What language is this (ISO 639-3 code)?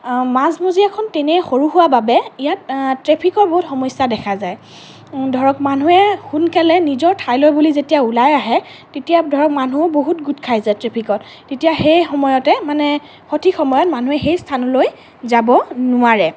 asm